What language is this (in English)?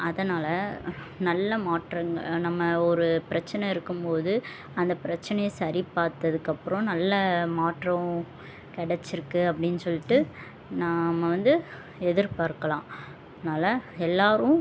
Tamil